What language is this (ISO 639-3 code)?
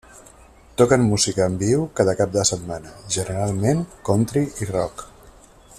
cat